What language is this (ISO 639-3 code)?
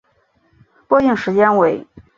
zho